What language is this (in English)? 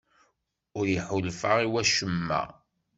Kabyle